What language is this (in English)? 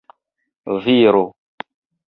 Esperanto